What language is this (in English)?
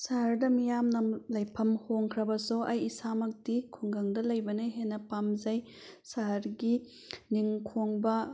Manipuri